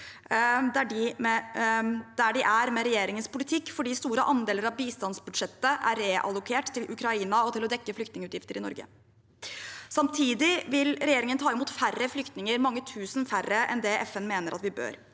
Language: Norwegian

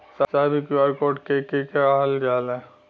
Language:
Bhojpuri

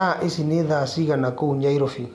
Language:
Kikuyu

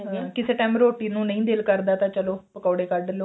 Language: Punjabi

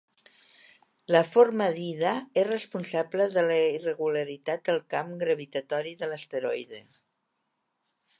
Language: Catalan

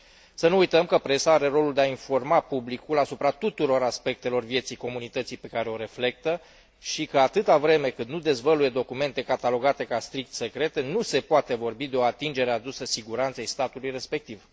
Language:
Romanian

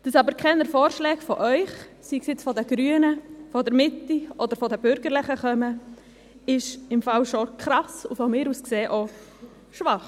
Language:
Swiss German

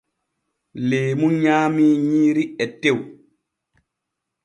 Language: Borgu Fulfulde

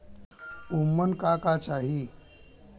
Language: Bhojpuri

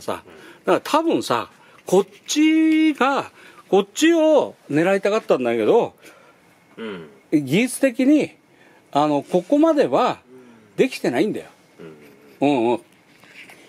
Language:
Japanese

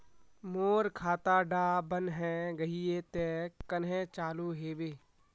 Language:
Magahi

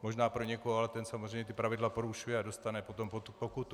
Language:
Czech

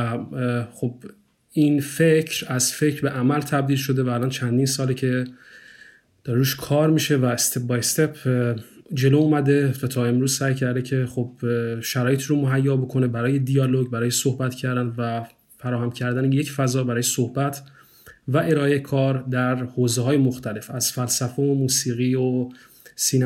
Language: Persian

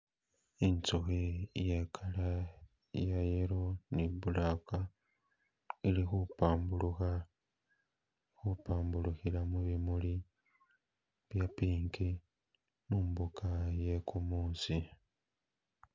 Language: Masaaba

